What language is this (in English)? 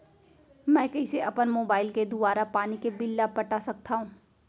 Chhattisgarhi